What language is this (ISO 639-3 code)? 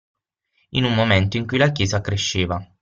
ita